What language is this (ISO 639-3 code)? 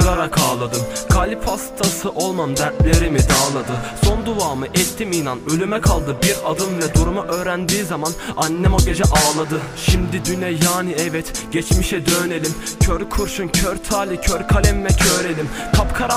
tur